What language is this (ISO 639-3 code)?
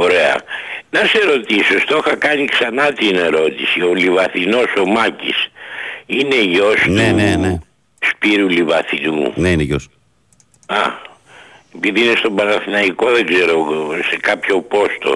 ell